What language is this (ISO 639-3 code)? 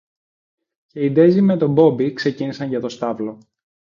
ell